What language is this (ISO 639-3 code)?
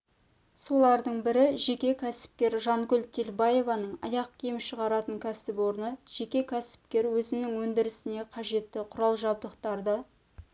kaz